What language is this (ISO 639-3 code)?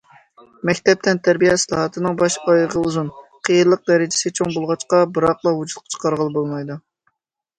uig